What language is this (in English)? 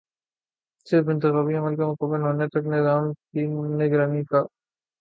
Urdu